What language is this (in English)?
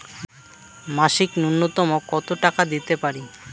Bangla